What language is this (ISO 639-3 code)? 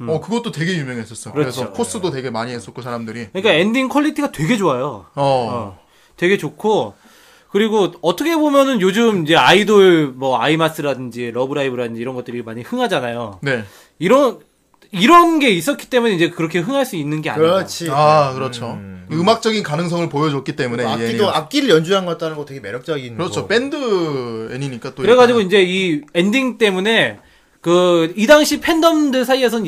kor